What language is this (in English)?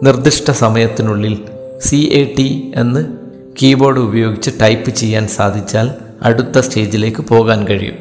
Malayalam